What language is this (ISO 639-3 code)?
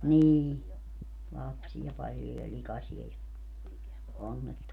fin